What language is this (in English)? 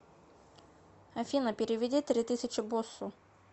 Russian